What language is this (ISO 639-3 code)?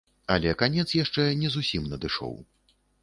bel